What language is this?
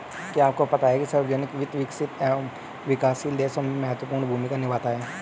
Hindi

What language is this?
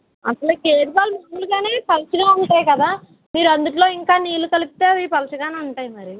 Telugu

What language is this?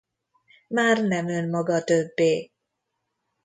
Hungarian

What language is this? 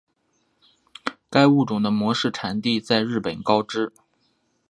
Chinese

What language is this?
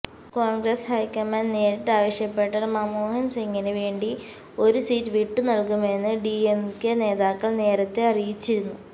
Malayalam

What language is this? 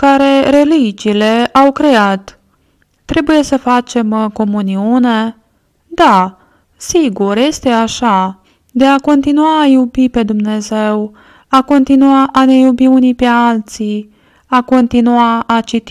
Romanian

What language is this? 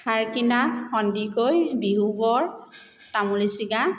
Assamese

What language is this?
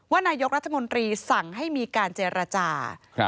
Thai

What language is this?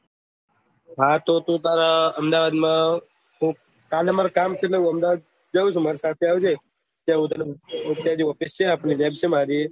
Gujarati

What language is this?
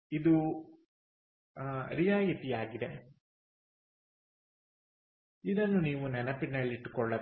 Kannada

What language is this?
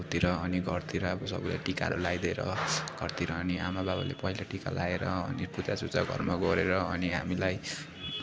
Nepali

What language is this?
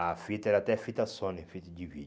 Portuguese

